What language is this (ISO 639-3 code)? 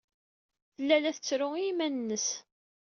kab